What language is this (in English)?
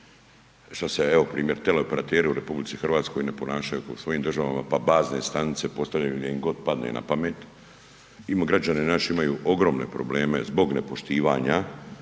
Croatian